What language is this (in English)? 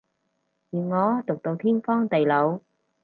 Cantonese